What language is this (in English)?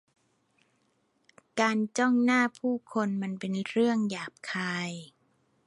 Thai